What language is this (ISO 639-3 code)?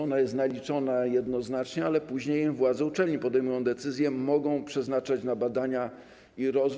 pol